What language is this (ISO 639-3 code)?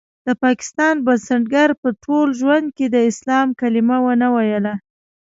pus